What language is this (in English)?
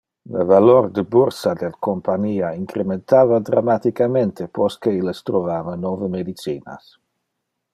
Interlingua